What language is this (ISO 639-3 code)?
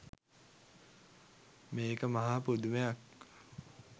sin